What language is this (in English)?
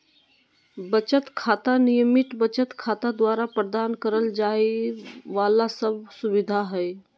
Magahi